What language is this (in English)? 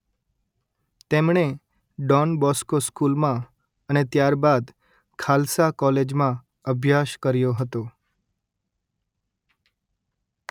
Gujarati